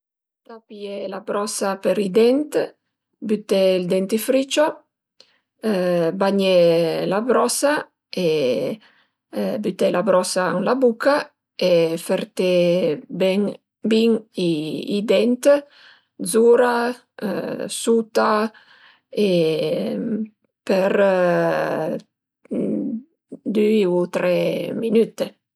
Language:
Piedmontese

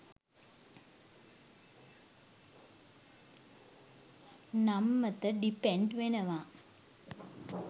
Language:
Sinhala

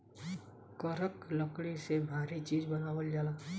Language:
Bhojpuri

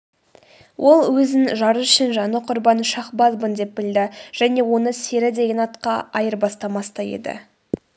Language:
Kazakh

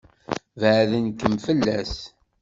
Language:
Kabyle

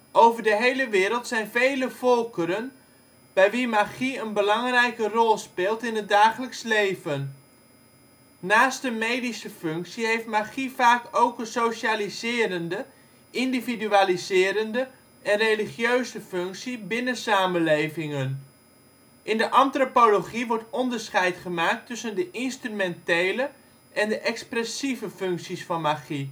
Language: Dutch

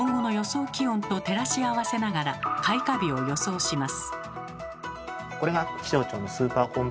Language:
Japanese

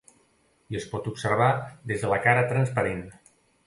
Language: Catalan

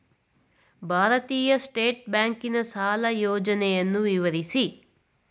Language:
Kannada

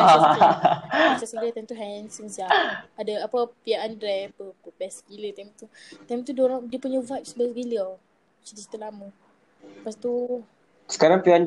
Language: Malay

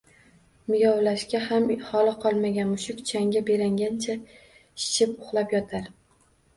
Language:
Uzbek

